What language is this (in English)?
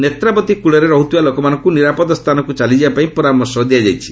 Odia